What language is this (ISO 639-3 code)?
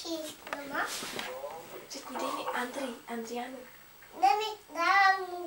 pol